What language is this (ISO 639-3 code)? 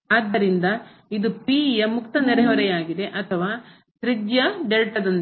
kan